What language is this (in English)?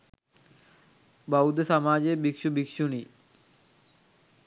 Sinhala